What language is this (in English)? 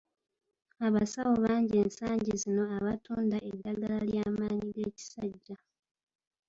Ganda